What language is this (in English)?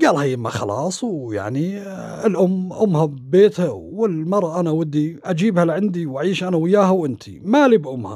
Arabic